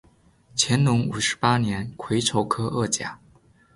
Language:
Chinese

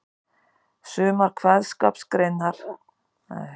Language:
Icelandic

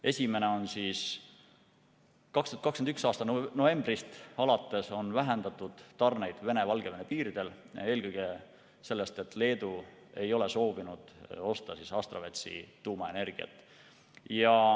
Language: Estonian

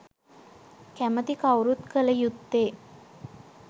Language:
Sinhala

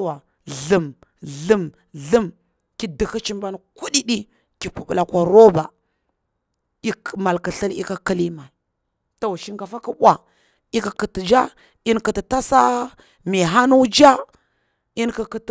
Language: Bura-Pabir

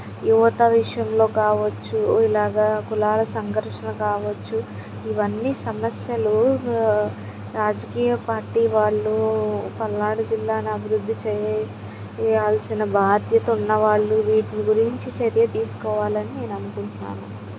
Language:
Telugu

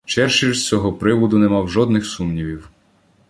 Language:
Ukrainian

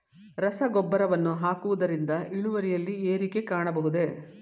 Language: Kannada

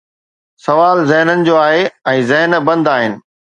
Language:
Sindhi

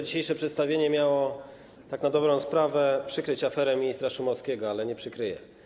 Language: Polish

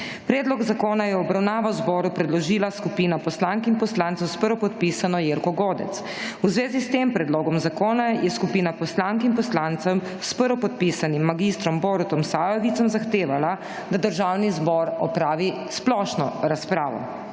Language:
Slovenian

